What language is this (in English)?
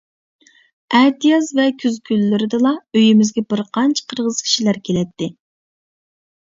Uyghur